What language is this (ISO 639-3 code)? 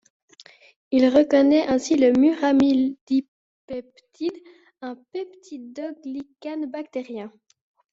fra